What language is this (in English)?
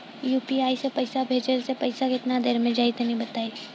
Bhojpuri